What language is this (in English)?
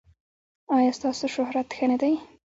Pashto